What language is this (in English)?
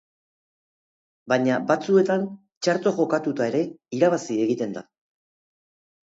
Basque